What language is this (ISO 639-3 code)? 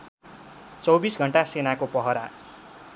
nep